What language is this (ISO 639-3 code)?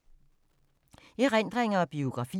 dan